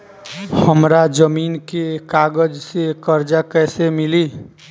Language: Bhojpuri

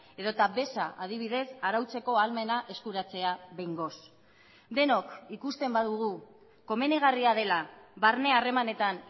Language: Basque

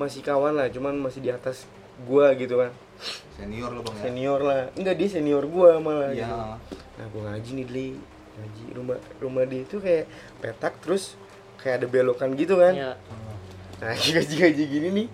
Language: Indonesian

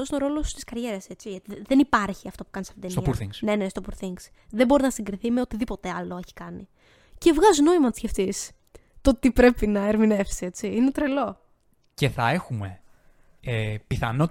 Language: Greek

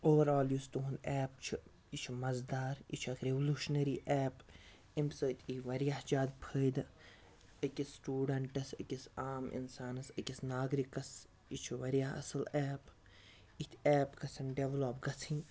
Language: Kashmiri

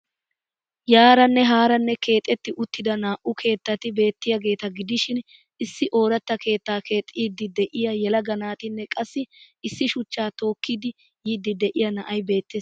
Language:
Wolaytta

